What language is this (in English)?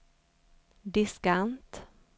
Swedish